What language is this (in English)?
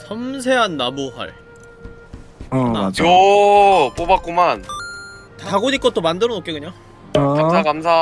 Korean